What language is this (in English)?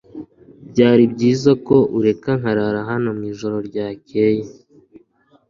Kinyarwanda